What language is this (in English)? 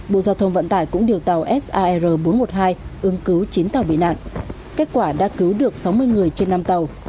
Vietnamese